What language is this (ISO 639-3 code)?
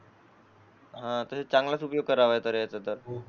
mar